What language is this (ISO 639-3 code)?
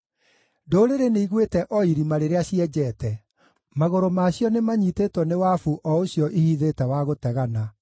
kik